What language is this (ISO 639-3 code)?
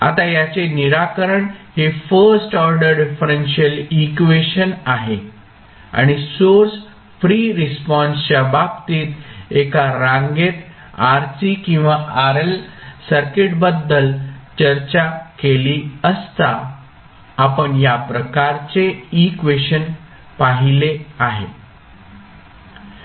mar